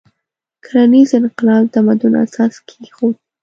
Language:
Pashto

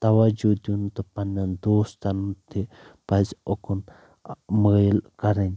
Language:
Kashmiri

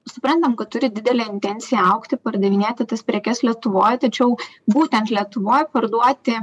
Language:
Lithuanian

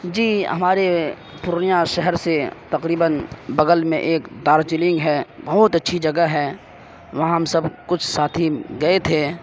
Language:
Urdu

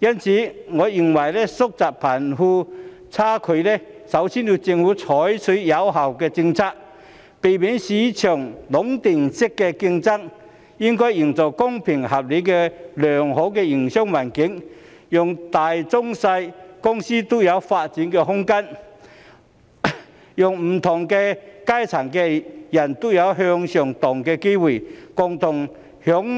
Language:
Cantonese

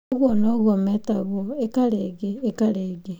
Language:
Kikuyu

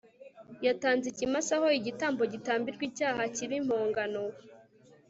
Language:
Kinyarwanda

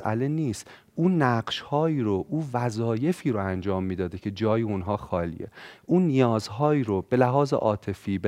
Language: Persian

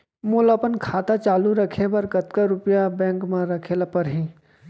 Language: Chhattisgarhi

